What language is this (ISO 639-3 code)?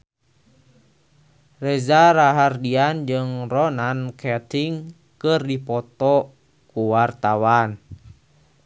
sun